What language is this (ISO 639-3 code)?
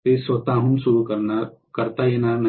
mar